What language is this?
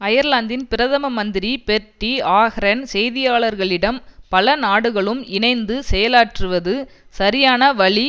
Tamil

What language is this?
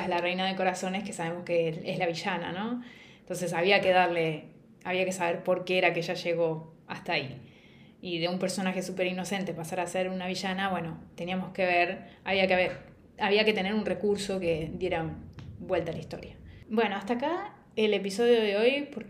Spanish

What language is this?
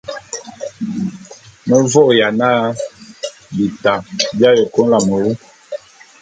Bulu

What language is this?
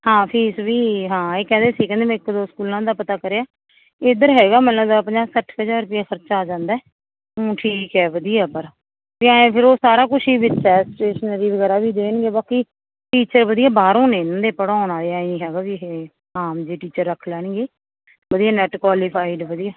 Punjabi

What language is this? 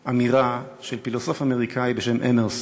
Hebrew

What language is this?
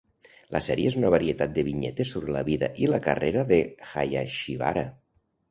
Catalan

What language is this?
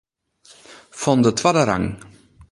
Western Frisian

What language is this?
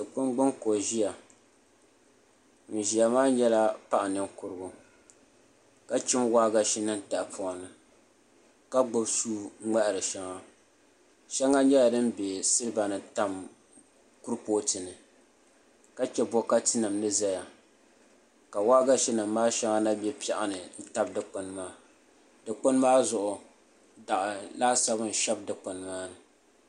Dagbani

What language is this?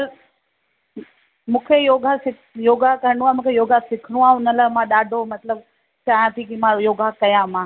Sindhi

